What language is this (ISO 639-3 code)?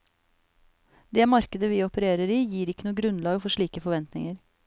nor